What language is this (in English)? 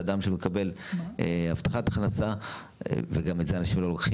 Hebrew